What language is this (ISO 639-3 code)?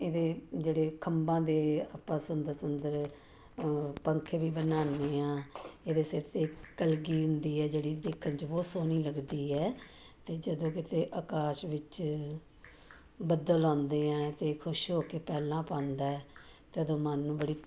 pan